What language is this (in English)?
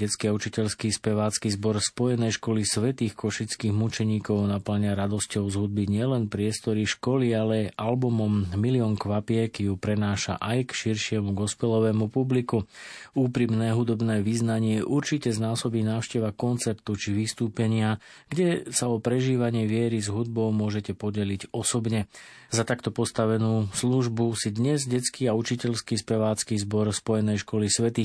Slovak